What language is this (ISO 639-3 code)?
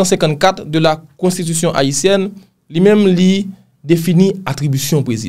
fra